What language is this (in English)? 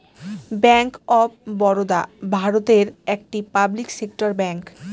Bangla